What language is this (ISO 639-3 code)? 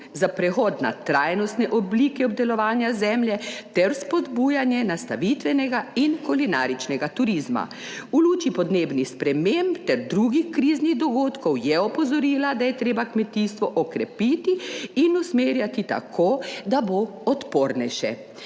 slv